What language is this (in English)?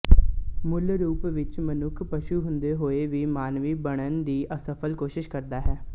Punjabi